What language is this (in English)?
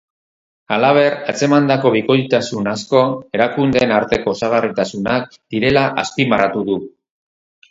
Basque